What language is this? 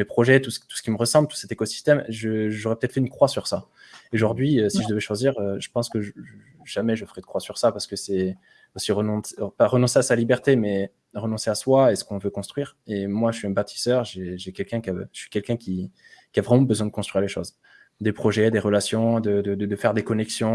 French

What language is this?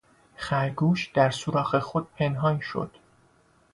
Persian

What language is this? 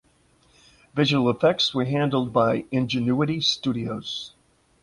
English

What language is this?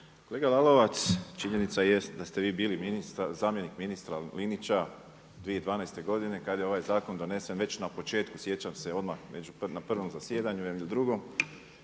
Croatian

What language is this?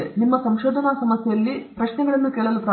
Kannada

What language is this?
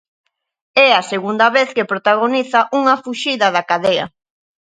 Galician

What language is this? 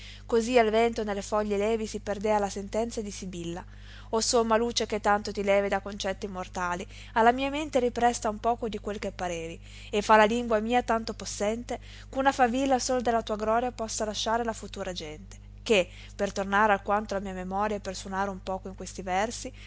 Italian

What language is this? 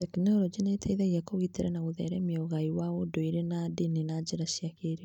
Kikuyu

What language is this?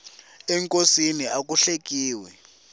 Tsonga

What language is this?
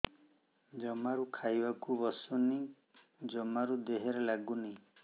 Odia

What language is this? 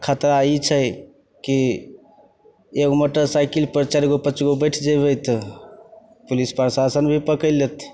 Maithili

